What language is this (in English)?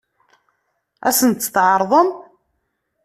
Kabyle